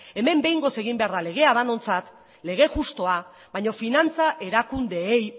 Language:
Basque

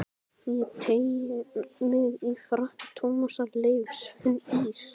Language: Icelandic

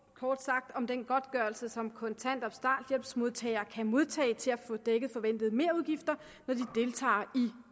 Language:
Danish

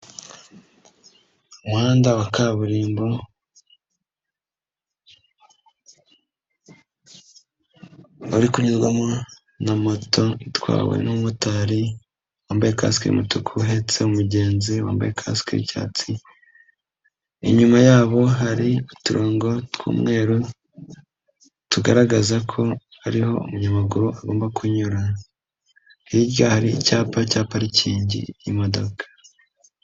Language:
Kinyarwanda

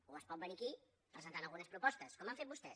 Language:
Catalan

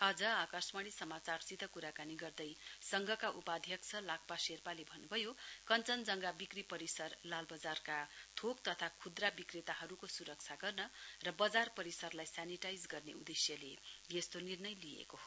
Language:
Nepali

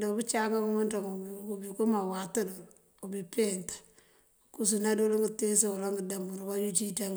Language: Mandjak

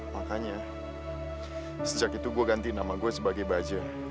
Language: Indonesian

